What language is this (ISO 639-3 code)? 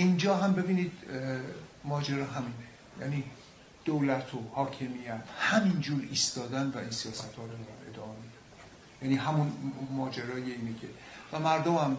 fas